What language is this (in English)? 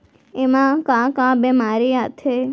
Chhattisgarhi